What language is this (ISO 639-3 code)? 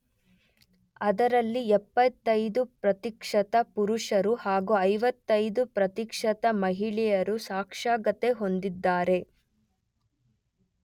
kan